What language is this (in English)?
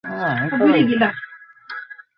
Bangla